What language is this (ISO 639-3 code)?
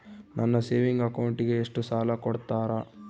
kan